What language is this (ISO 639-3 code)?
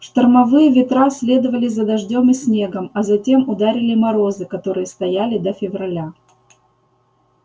rus